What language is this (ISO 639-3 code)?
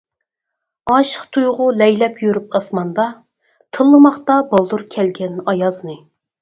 uig